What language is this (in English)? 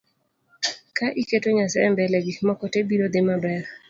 Luo (Kenya and Tanzania)